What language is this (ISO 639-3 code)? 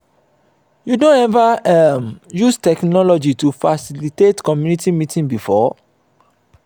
pcm